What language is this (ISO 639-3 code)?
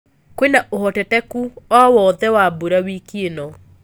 kik